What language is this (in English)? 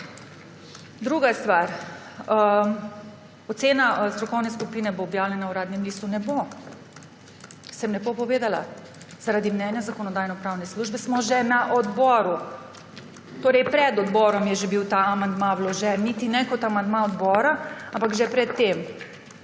Slovenian